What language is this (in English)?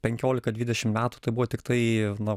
Lithuanian